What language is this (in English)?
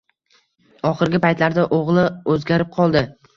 Uzbek